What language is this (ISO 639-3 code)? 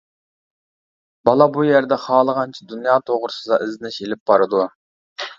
uig